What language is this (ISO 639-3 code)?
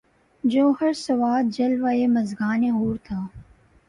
urd